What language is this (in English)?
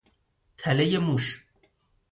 Persian